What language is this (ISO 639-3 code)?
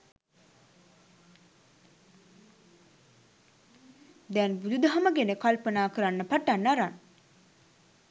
sin